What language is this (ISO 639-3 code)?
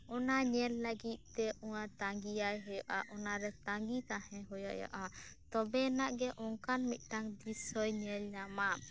sat